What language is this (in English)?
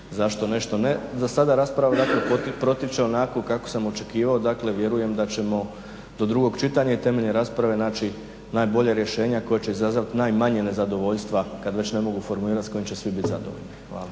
Croatian